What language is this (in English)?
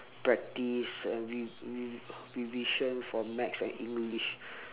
English